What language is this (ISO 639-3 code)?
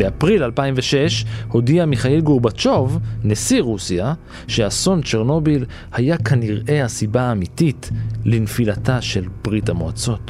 heb